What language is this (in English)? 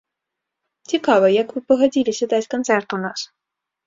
Belarusian